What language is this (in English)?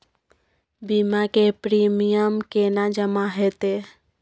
Maithili